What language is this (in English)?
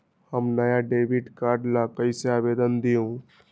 Magahi